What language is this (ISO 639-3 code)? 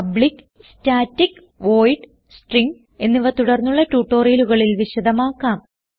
mal